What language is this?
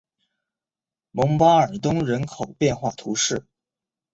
Chinese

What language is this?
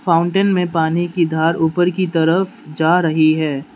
Hindi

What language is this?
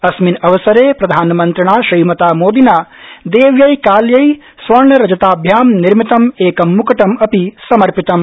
Sanskrit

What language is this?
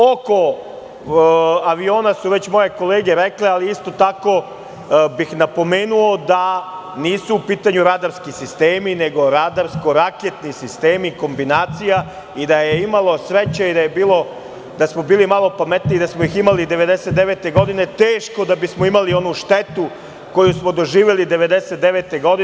Serbian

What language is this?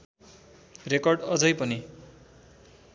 Nepali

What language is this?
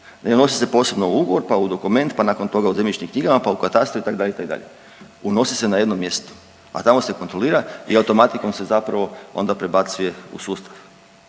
Croatian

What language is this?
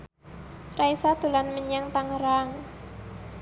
Javanese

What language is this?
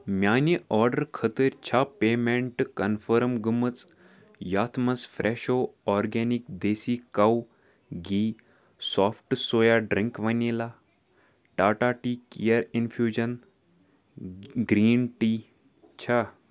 Kashmiri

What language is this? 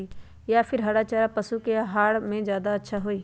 Magahi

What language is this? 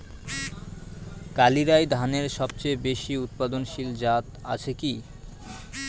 Bangla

